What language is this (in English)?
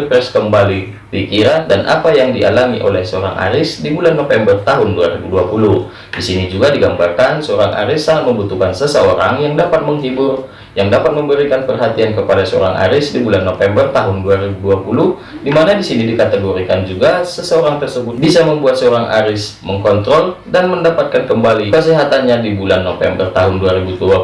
Indonesian